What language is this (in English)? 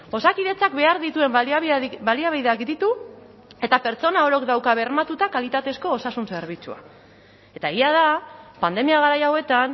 Basque